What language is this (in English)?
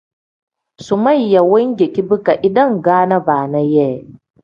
Tem